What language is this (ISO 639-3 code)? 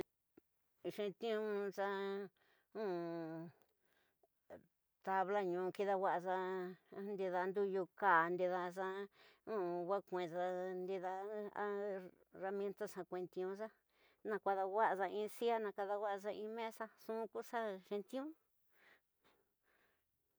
mtx